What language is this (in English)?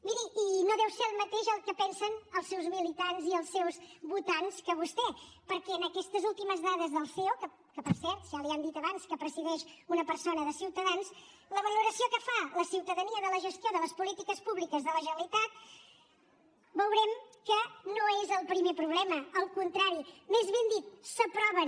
Catalan